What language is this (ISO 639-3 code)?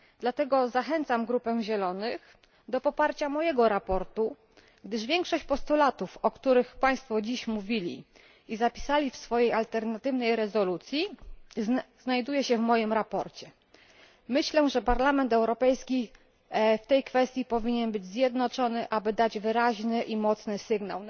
pol